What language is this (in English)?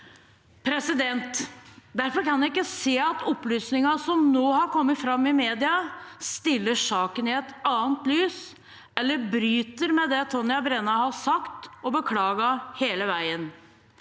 Norwegian